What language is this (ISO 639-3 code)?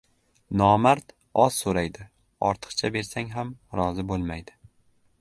uzb